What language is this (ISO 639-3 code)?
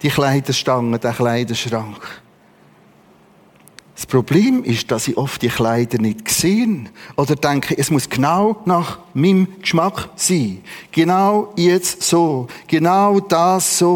deu